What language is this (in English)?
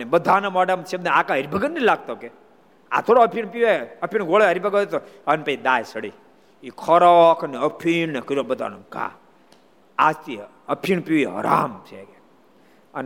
Gujarati